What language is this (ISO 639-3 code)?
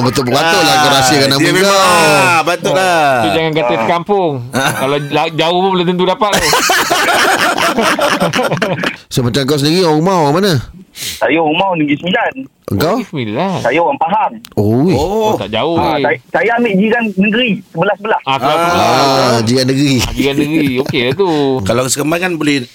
msa